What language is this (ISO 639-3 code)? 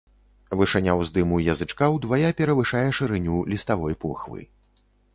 bel